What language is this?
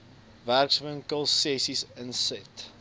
Afrikaans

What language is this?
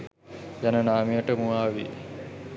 Sinhala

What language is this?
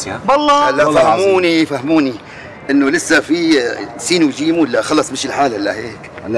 Arabic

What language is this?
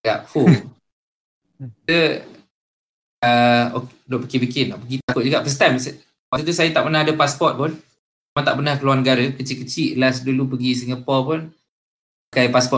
Malay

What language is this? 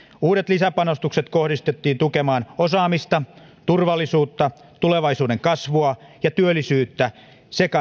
Finnish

